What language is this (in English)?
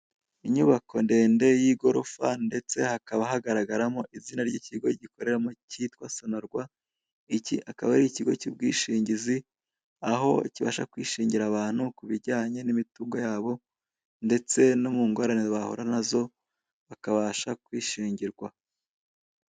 Kinyarwanda